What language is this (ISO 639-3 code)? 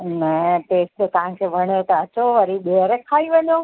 snd